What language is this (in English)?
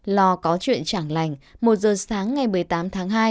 Vietnamese